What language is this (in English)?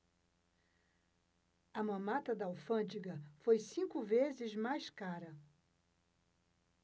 Portuguese